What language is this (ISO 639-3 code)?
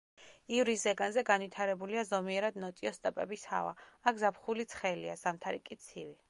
kat